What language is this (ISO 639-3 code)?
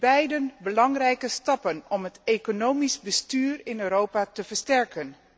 nld